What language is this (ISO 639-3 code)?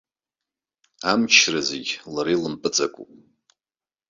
abk